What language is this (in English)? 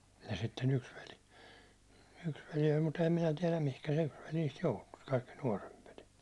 Finnish